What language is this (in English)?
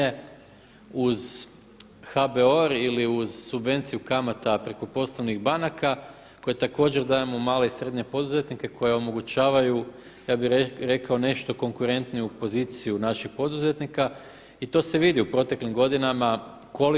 Croatian